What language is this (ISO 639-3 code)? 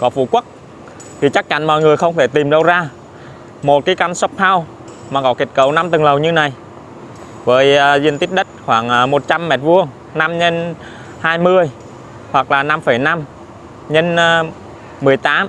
vie